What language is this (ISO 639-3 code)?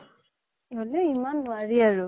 asm